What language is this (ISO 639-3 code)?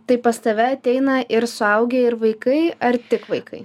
lit